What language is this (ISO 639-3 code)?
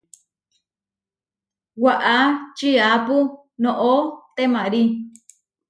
var